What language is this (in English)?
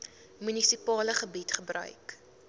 Afrikaans